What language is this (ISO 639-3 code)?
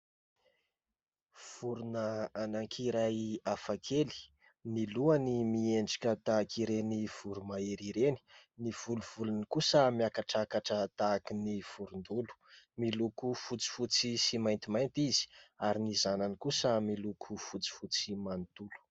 mlg